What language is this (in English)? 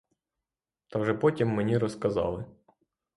Ukrainian